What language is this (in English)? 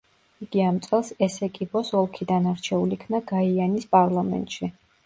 Georgian